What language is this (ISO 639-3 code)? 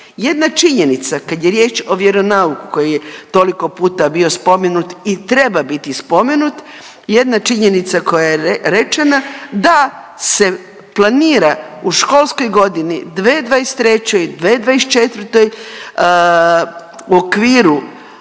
hrv